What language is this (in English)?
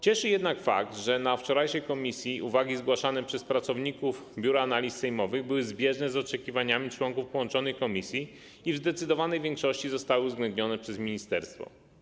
Polish